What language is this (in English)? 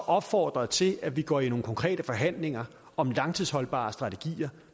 Danish